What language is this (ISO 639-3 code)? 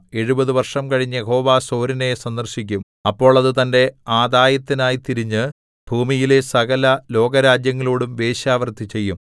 mal